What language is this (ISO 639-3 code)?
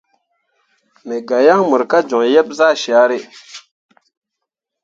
mua